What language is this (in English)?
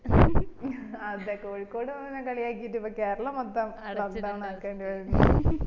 Malayalam